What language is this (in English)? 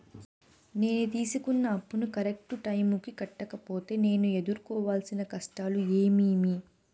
Telugu